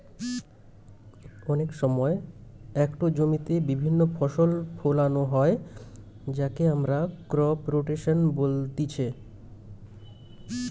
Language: Bangla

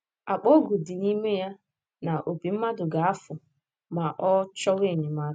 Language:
Igbo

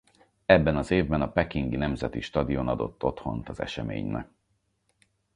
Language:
Hungarian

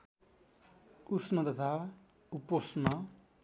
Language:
Nepali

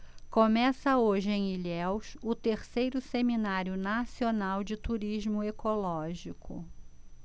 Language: Portuguese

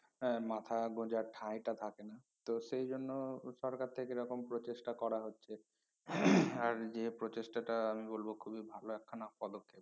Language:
Bangla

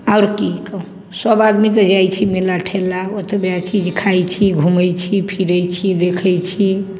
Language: Maithili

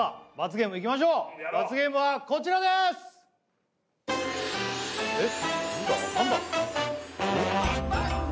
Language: Japanese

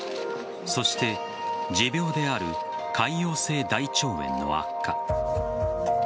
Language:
Japanese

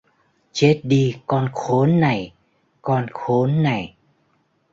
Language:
Vietnamese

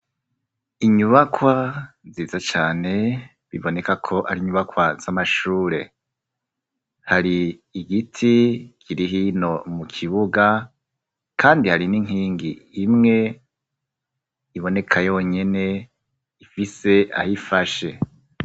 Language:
Rundi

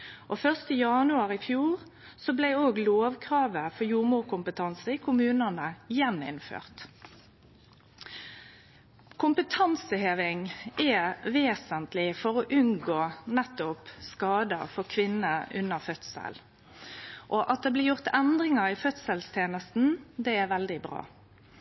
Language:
Norwegian Nynorsk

